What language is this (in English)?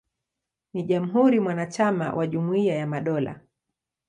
Swahili